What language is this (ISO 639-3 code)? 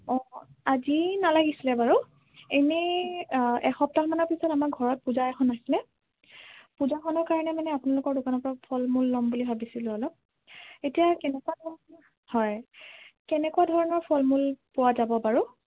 asm